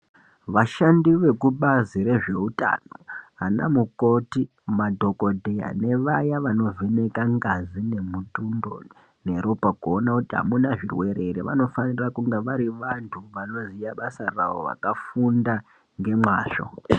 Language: Ndau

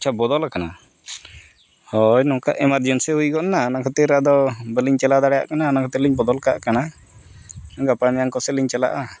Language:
Santali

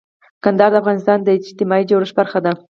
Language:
Pashto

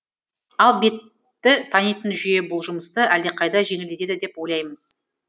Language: Kazakh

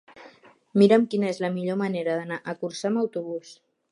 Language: Catalan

